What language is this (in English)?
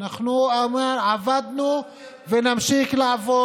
Hebrew